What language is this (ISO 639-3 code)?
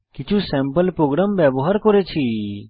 ben